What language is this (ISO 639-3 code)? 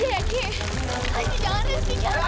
ind